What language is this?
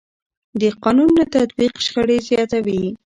Pashto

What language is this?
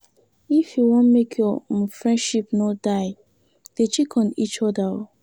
Nigerian Pidgin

